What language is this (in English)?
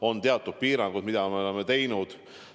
Estonian